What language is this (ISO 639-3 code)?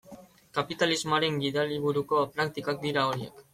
eus